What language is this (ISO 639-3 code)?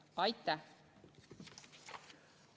est